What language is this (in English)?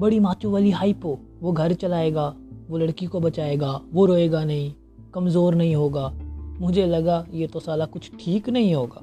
Urdu